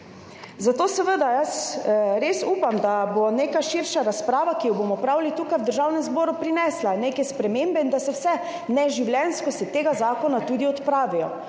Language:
Slovenian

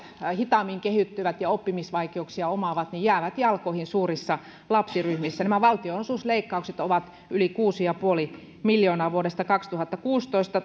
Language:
Finnish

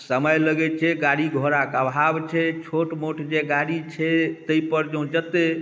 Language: Maithili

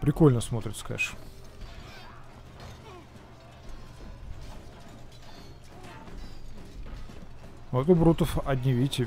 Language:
Russian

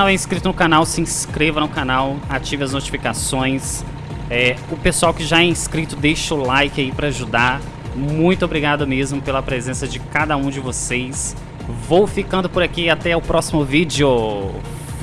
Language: Portuguese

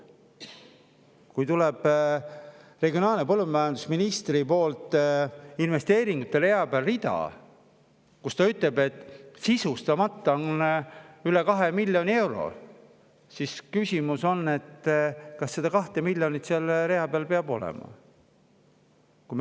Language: Estonian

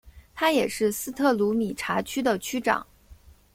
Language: Chinese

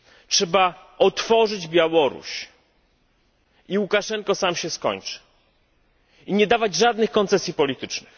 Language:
Polish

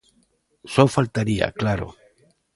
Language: Galician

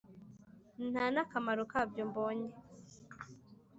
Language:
Kinyarwanda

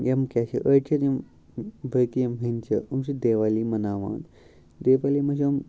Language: Kashmiri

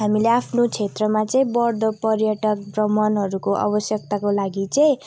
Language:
Nepali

